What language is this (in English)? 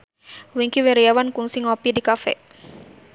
Sundanese